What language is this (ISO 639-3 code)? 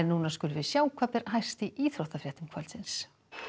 isl